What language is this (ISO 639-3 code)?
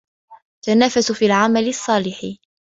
ara